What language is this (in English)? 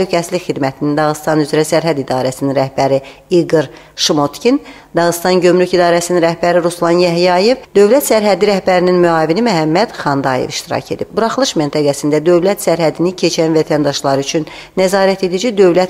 Turkish